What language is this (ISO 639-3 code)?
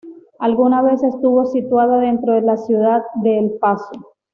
spa